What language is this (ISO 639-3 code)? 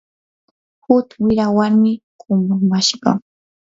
qur